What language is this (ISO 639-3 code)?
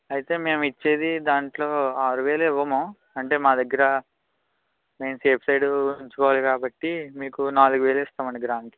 tel